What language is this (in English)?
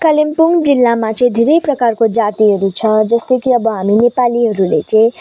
Nepali